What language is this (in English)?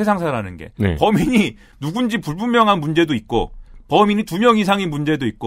Korean